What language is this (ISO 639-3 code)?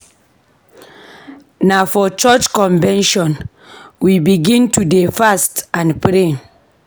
pcm